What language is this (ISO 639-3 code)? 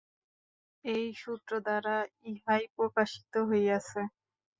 ben